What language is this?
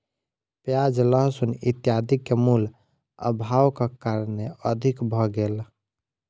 Maithili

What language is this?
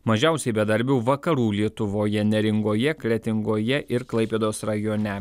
Lithuanian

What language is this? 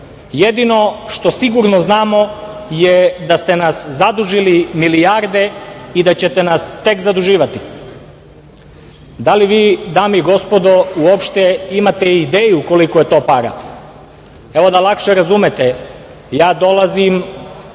Serbian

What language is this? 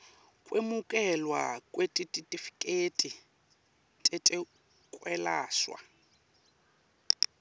Swati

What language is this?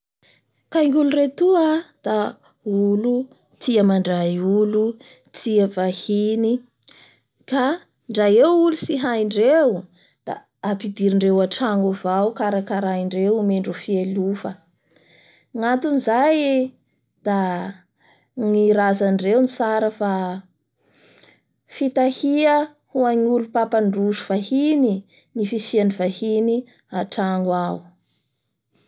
Bara Malagasy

